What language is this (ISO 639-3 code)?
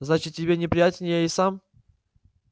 rus